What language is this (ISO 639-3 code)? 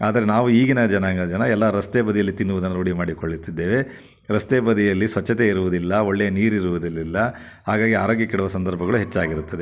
kan